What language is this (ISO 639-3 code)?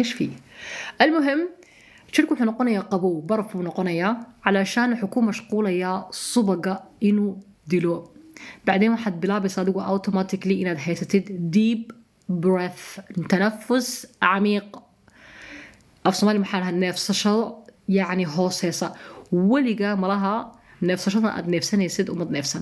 ara